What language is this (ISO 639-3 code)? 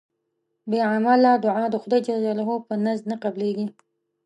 pus